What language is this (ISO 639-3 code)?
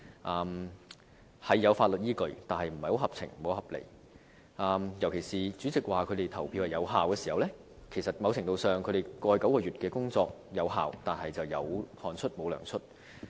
yue